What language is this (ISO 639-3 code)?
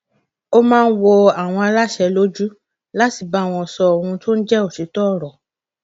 yor